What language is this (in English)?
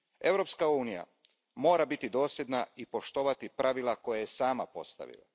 Croatian